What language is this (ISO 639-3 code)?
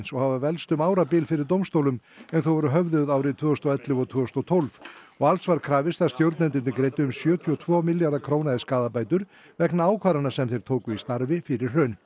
isl